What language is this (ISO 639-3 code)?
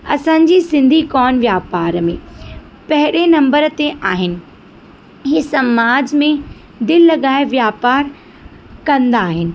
snd